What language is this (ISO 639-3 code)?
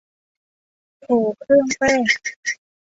tha